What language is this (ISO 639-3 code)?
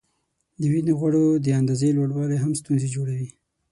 pus